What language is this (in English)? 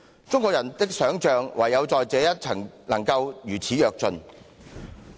Cantonese